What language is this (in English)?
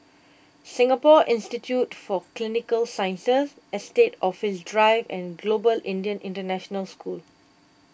English